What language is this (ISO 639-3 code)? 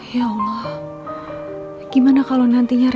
ind